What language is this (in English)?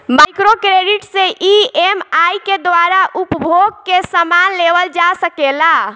Bhojpuri